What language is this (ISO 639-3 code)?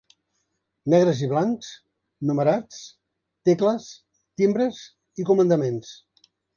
cat